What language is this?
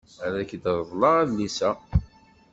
Kabyle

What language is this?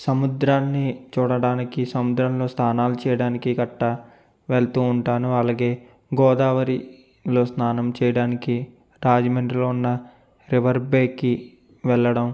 Telugu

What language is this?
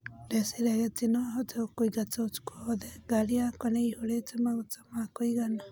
Kikuyu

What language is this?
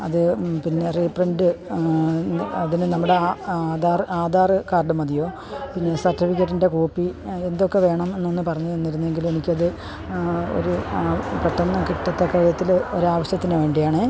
Malayalam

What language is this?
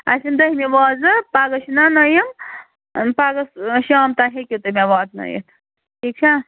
Kashmiri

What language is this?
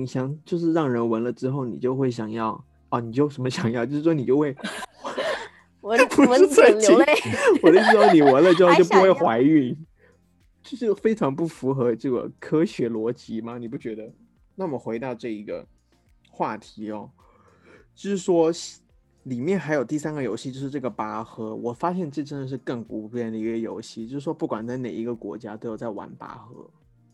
Chinese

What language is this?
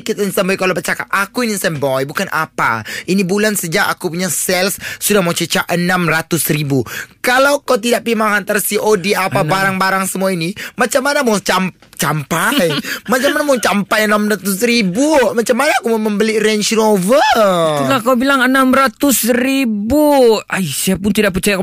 Malay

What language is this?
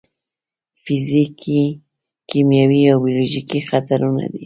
Pashto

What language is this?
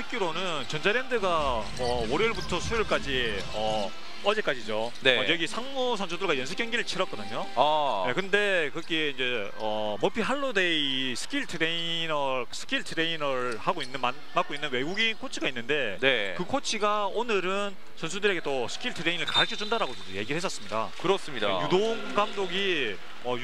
Korean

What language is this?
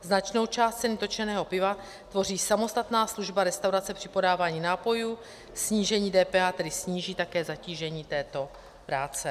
Czech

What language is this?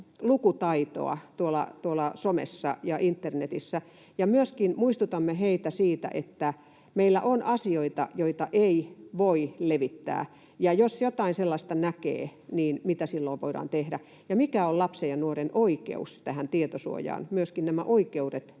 Finnish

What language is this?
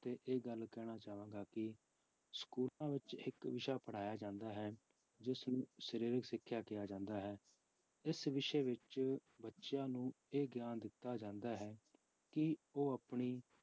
Punjabi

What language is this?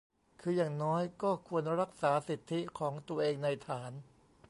Thai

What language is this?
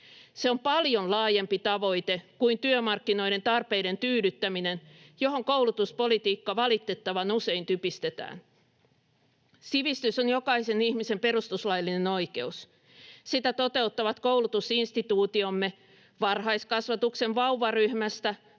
Finnish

